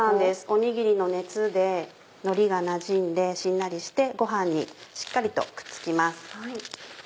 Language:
Japanese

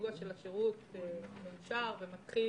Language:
Hebrew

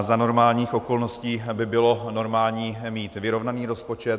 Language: Czech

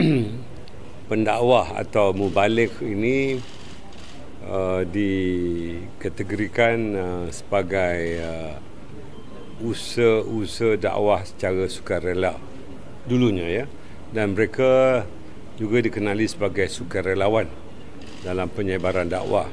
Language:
Malay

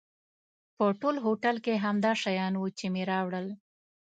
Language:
Pashto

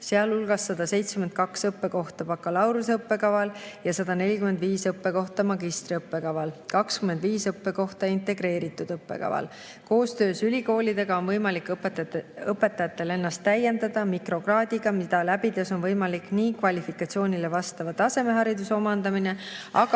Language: Estonian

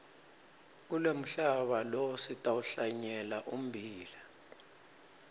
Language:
Swati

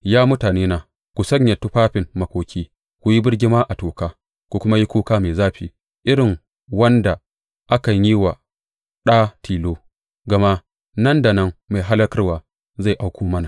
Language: Hausa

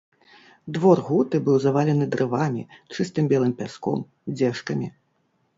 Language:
Belarusian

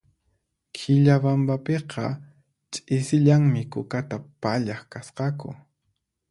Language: Puno Quechua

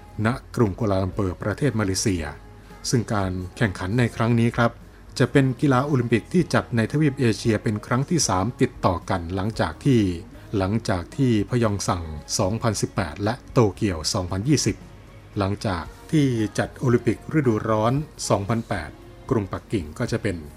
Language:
Thai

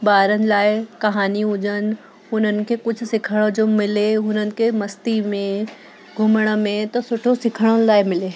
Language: Sindhi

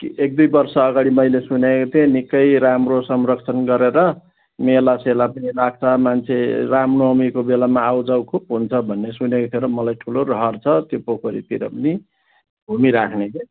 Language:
Nepali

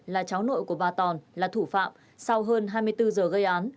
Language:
Vietnamese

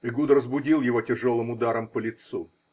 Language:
Russian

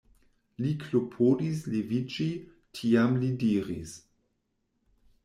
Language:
Esperanto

